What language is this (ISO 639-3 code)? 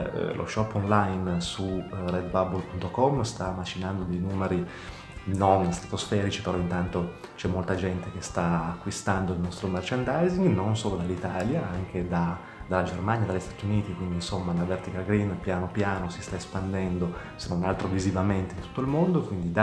ita